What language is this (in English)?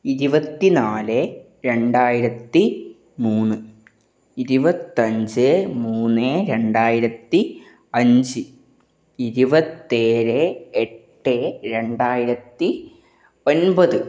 Malayalam